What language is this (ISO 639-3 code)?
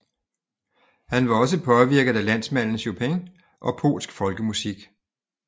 dan